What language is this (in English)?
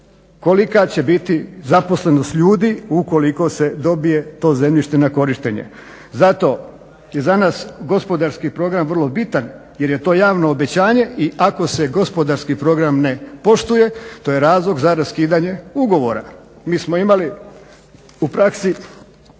Croatian